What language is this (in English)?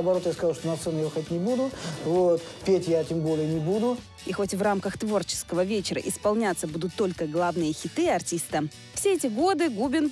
Russian